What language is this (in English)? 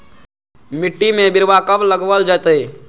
Magahi